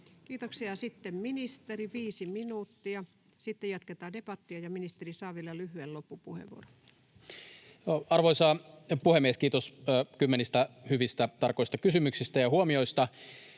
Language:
Finnish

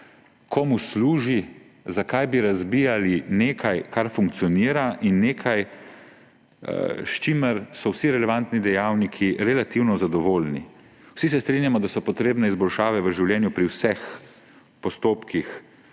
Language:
Slovenian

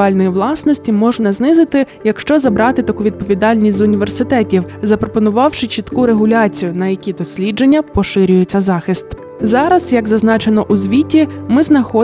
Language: Ukrainian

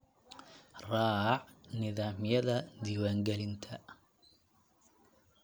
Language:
Somali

